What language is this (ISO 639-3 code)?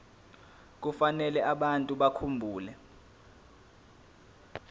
zul